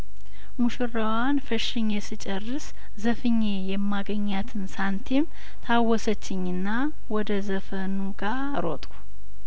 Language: Amharic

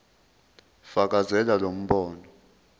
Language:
Zulu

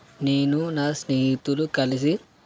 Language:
Telugu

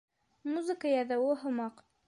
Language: Bashkir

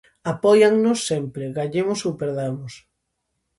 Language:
Galician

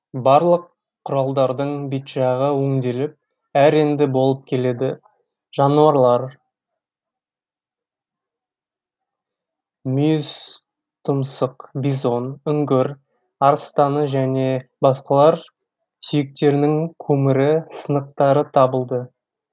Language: Kazakh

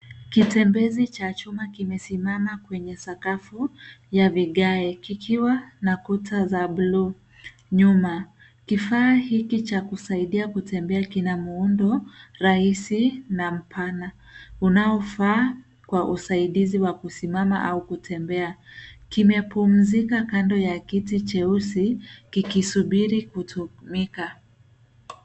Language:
Swahili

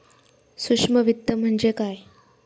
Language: Marathi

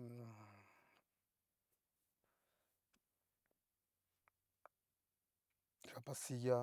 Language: Cacaloxtepec Mixtec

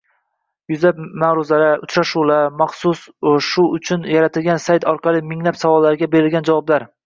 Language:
Uzbek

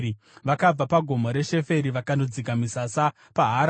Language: Shona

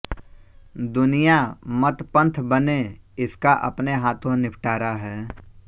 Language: Hindi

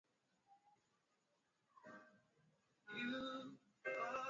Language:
Swahili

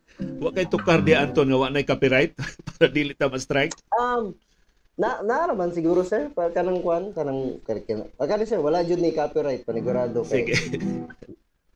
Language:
Filipino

